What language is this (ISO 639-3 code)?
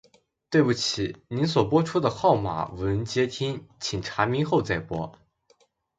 zho